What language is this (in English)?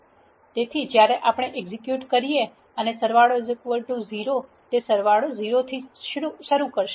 Gujarati